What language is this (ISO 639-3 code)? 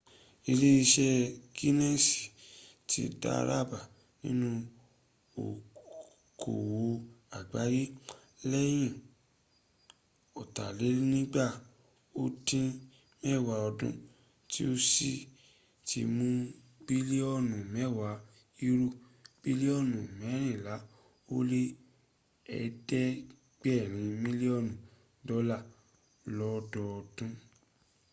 yor